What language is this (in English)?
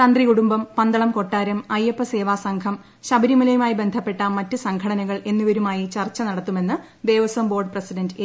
Malayalam